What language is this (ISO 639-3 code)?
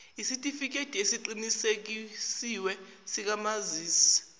zul